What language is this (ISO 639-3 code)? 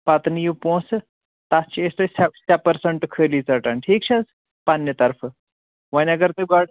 kas